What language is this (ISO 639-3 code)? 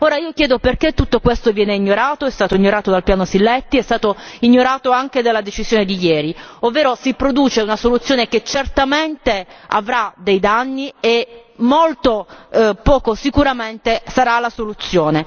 ita